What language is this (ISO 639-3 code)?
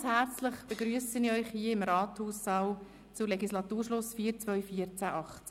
gsw